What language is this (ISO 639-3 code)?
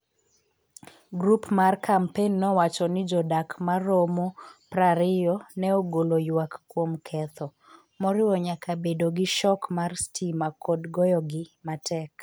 luo